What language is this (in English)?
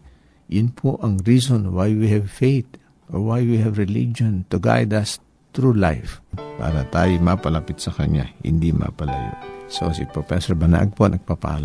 Filipino